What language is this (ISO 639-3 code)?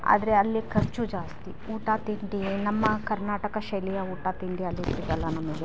kan